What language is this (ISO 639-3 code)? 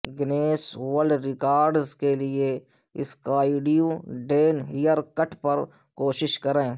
urd